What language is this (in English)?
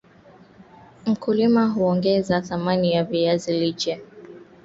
Swahili